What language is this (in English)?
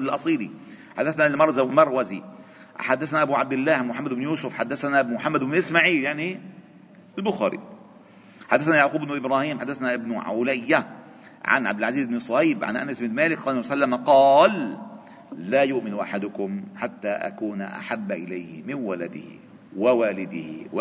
Arabic